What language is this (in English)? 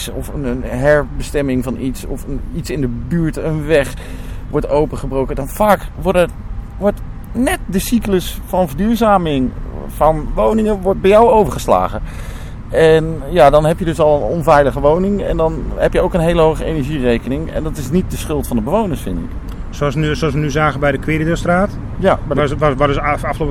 Dutch